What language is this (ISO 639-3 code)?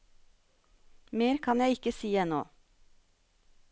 nor